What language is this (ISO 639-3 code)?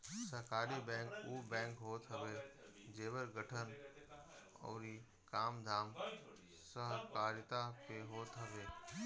bho